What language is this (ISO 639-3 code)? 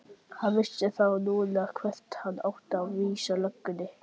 isl